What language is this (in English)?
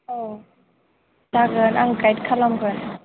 Bodo